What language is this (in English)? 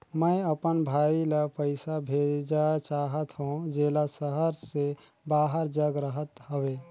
Chhattisgarhi